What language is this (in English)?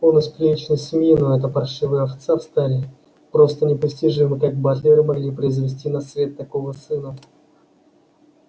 Russian